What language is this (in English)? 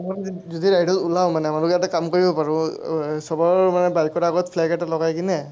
Assamese